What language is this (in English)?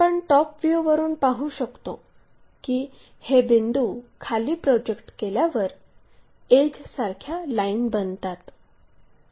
Marathi